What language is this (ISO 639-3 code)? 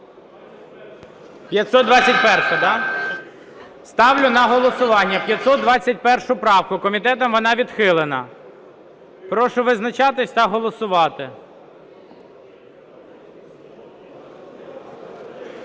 ukr